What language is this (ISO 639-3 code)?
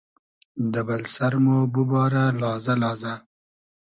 haz